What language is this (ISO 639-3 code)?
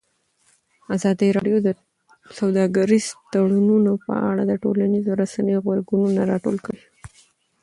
pus